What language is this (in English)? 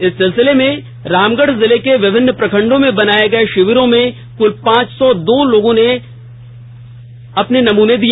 Hindi